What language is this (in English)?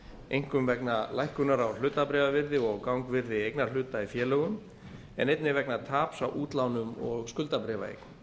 Icelandic